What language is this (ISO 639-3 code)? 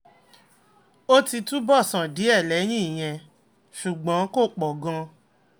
yor